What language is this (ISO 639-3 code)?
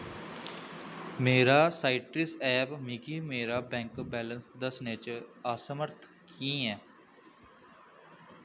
doi